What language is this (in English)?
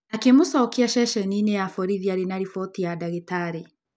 Kikuyu